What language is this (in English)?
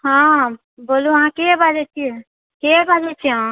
Maithili